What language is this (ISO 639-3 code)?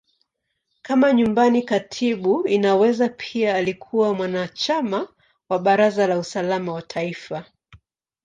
swa